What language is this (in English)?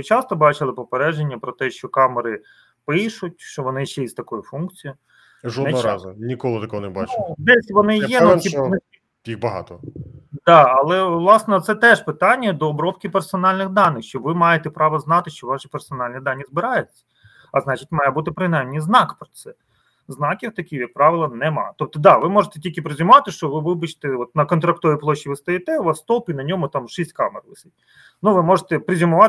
Ukrainian